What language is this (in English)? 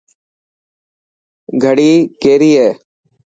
Dhatki